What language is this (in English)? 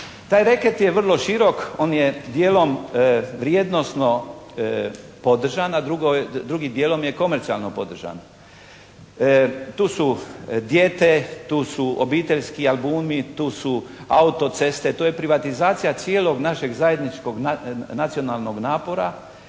Croatian